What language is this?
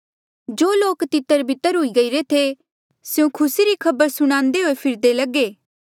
Mandeali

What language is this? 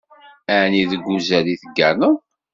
Kabyle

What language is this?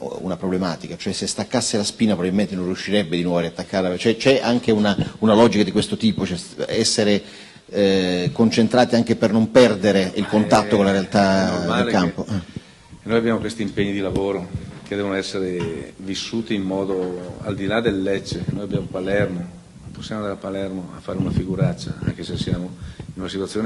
Italian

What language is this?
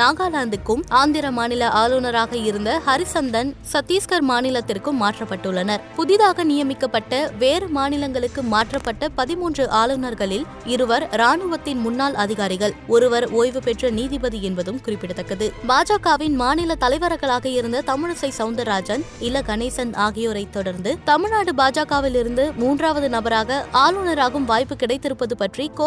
Tamil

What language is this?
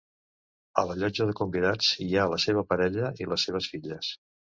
Catalan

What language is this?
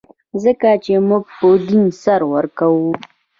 Pashto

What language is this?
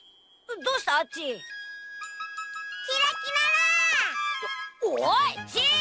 Japanese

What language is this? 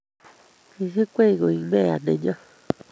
Kalenjin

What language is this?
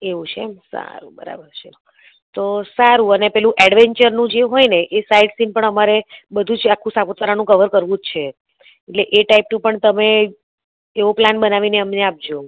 Gujarati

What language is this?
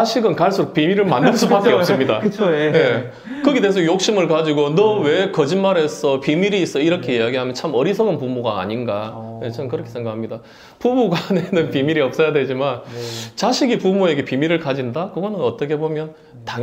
Korean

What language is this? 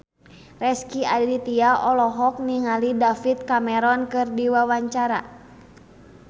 Sundanese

